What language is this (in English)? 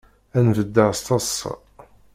Kabyle